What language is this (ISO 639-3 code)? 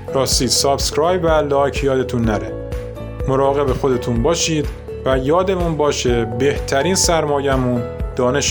fas